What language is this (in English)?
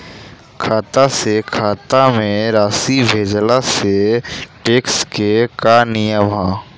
Bhojpuri